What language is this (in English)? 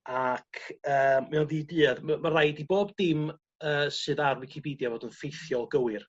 Welsh